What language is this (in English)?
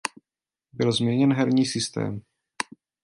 Czech